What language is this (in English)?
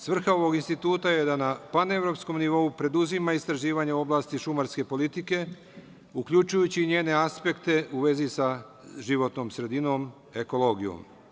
Serbian